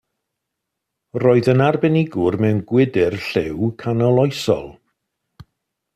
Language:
Welsh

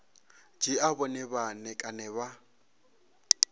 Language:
Venda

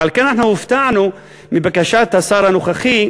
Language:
Hebrew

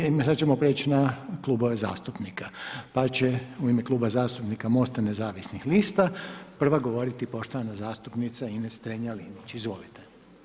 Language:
Croatian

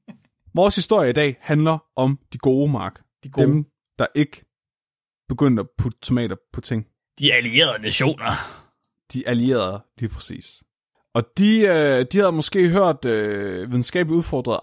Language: Danish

